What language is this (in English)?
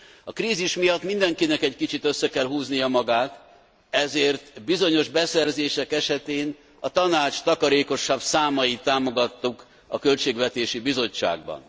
Hungarian